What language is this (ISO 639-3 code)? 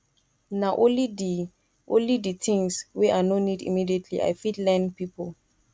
pcm